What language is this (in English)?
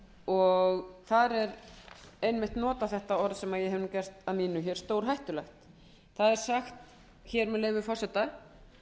Icelandic